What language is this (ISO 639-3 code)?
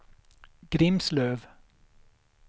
swe